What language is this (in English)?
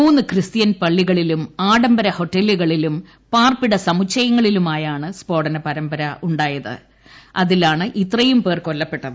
Malayalam